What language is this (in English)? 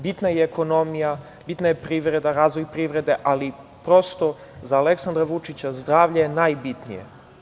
Serbian